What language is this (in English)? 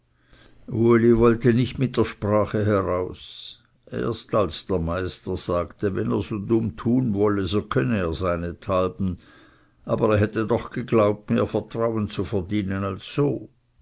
German